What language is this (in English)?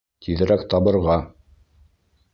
Bashkir